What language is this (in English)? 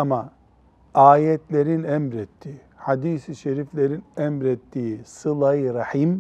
Turkish